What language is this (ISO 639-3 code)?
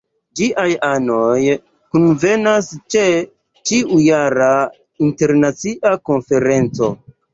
epo